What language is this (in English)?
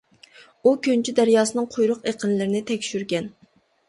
Uyghur